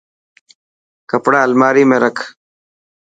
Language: Dhatki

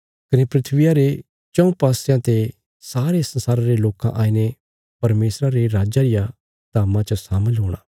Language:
Bilaspuri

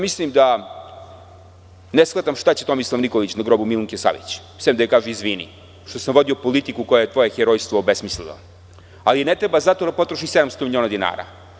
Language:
Serbian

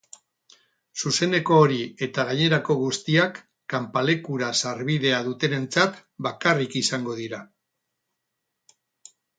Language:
Basque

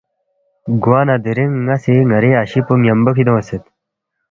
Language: Balti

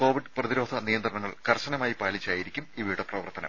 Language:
Malayalam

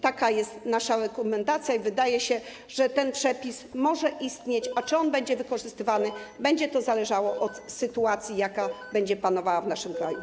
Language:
Polish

